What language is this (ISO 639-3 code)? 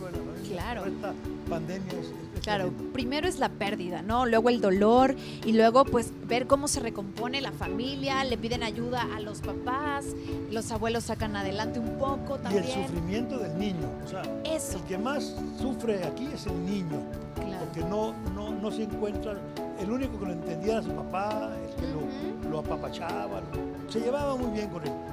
spa